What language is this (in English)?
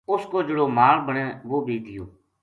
Gujari